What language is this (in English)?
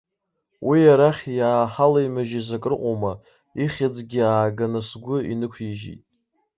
Abkhazian